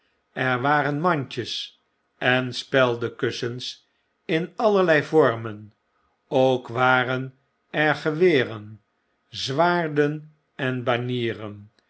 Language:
Dutch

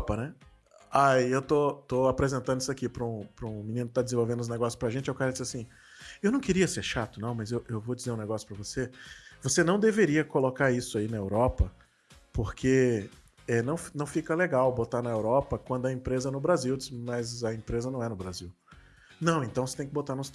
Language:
Portuguese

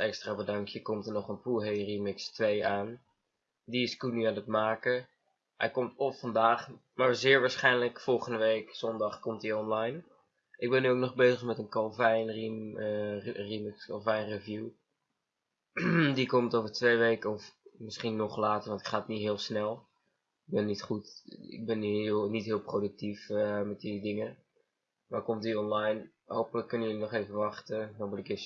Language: Dutch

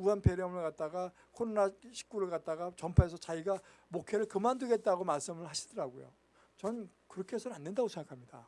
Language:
Korean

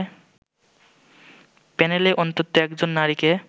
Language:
Bangla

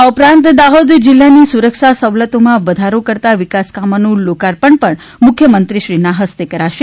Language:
Gujarati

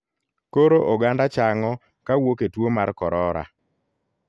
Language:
Luo (Kenya and Tanzania)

